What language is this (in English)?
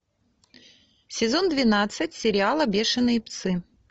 Russian